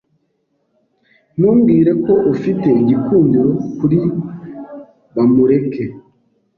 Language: Kinyarwanda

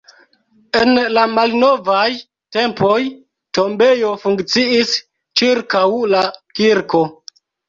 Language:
Esperanto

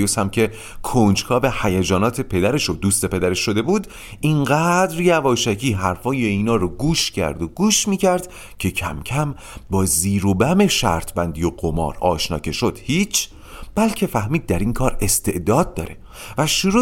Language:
Persian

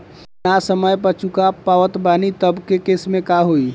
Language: Bhojpuri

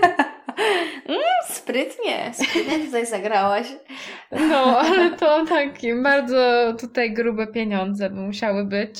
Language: Polish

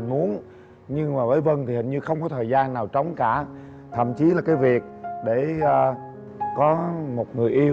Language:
Vietnamese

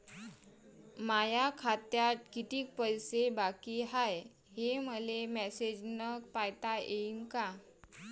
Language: Marathi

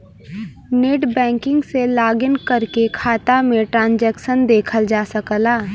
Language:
Bhojpuri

